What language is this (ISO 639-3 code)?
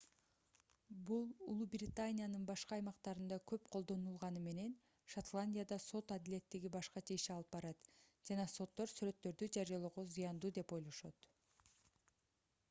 kir